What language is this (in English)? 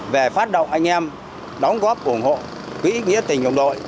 Vietnamese